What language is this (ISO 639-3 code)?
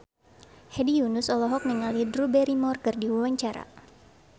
sun